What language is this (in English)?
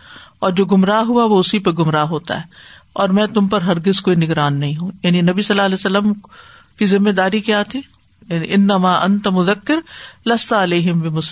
Urdu